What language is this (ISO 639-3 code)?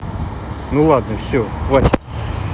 rus